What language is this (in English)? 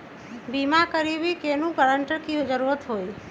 Magahi